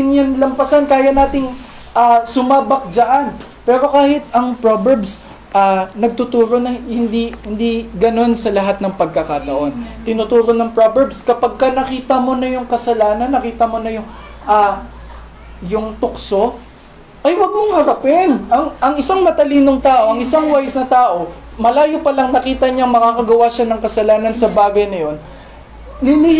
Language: Filipino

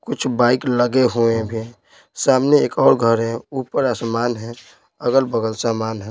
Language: Hindi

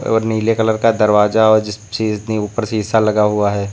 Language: Hindi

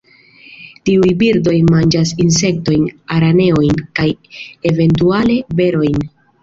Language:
Esperanto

